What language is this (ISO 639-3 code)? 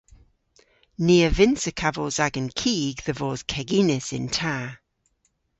cor